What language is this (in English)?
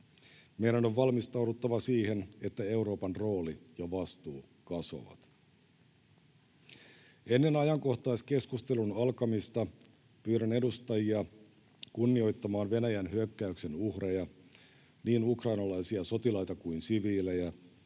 Finnish